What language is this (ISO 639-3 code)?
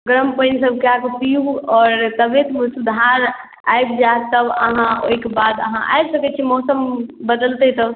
mai